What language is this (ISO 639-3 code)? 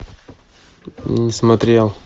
rus